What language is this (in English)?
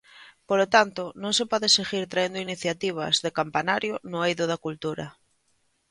Galician